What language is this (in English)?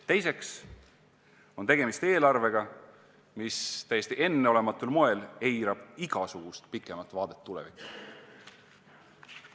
Estonian